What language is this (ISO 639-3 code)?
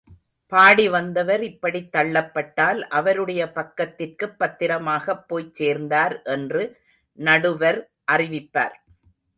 tam